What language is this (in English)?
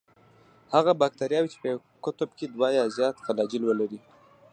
Pashto